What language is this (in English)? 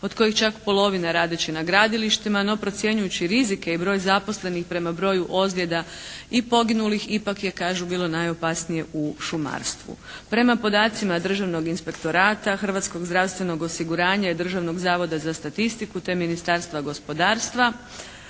Croatian